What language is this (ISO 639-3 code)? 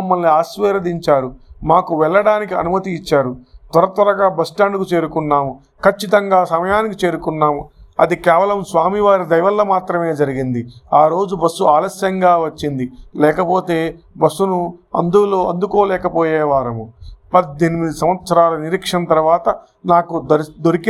tel